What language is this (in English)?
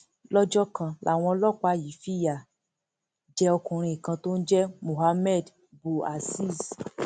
Yoruba